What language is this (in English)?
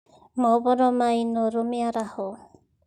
Kikuyu